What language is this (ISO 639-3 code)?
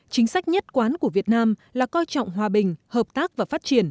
vie